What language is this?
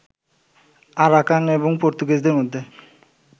Bangla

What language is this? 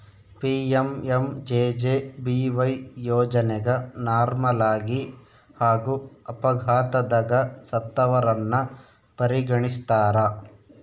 Kannada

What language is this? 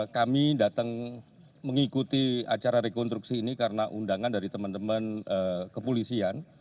Indonesian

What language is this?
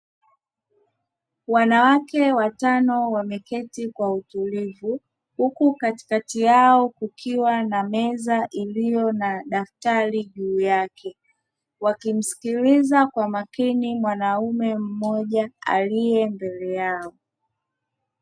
Swahili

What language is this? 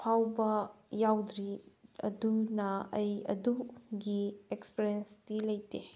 Manipuri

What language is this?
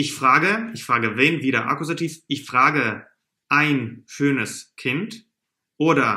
German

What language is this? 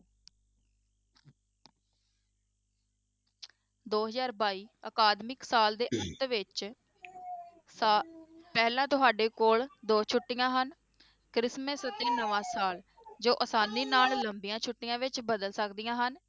Punjabi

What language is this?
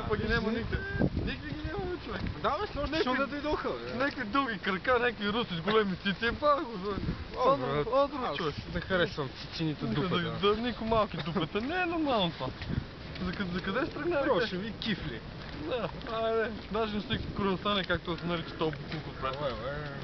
Bulgarian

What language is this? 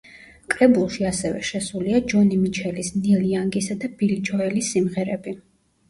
Georgian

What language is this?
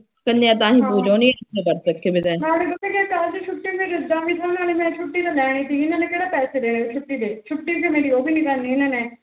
Punjabi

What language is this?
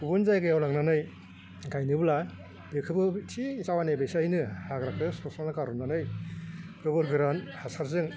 Bodo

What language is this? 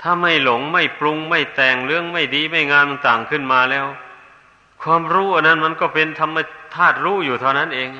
Thai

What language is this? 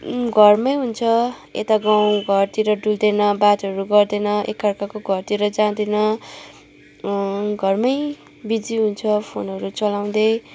Nepali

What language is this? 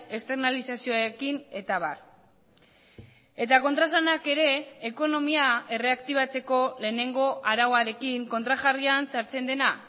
Basque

